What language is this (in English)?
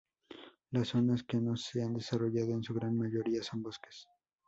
Spanish